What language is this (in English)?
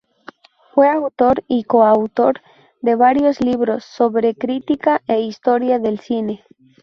Spanish